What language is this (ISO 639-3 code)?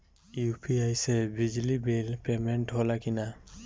bho